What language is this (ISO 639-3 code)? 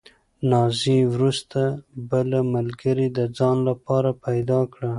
pus